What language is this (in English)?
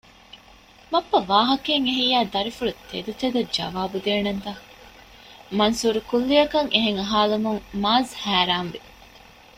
Divehi